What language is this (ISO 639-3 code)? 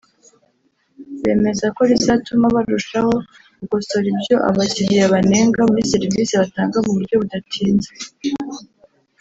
kin